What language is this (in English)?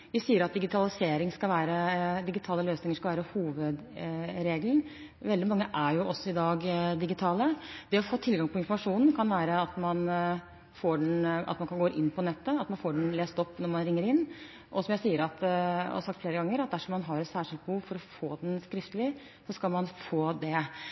Norwegian Bokmål